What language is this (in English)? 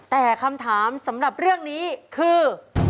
Thai